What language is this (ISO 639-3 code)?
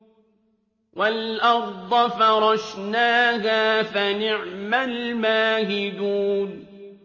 ara